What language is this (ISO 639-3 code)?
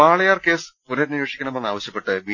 mal